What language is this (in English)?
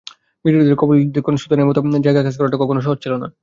Bangla